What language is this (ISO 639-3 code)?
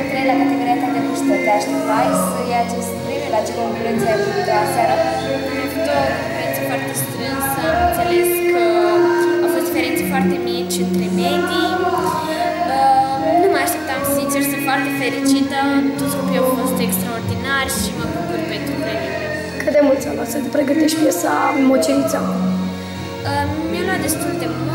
ron